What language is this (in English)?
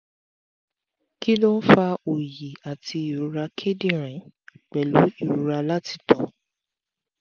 Yoruba